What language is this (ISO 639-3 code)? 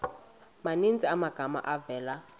xho